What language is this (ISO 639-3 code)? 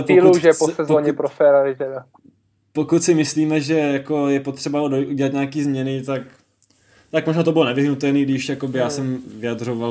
ces